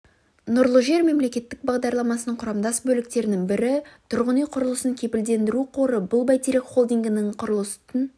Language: Kazakh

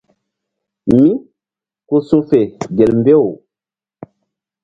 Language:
Mbum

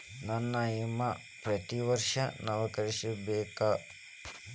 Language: Kannada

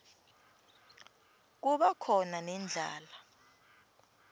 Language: Swati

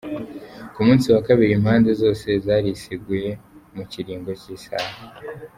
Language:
Kinyarwanda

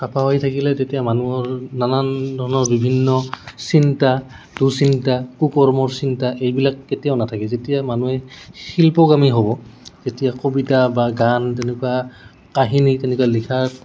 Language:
Assamese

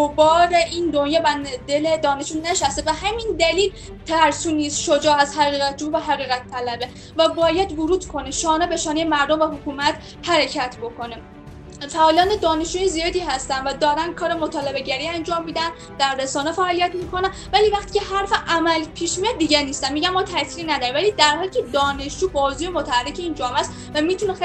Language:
Persian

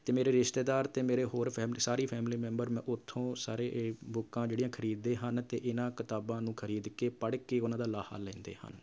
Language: Punjabi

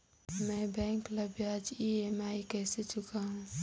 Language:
Chhattisgarhi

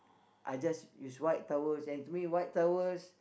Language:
English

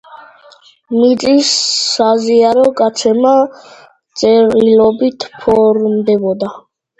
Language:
Georgian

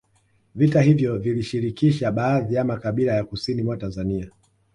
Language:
Swahili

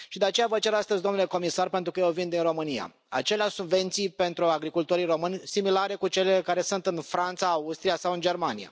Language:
Romanian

